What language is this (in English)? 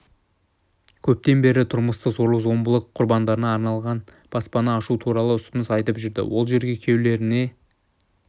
Kazakh